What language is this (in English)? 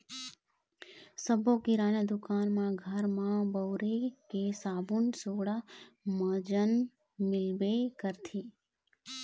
Chhattisgarhi